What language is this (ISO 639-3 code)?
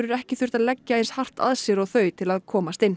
isl